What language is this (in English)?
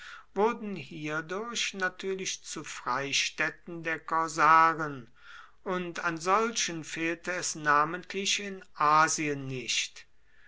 German